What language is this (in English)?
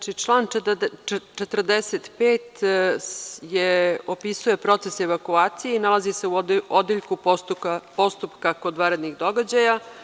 Serbian